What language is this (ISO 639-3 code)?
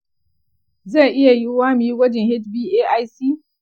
hau